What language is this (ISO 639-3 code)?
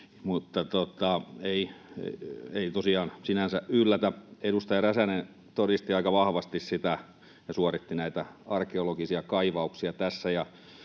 fin